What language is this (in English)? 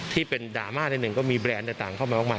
Thai